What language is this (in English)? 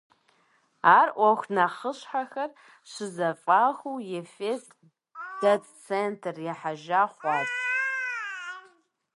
Kabardian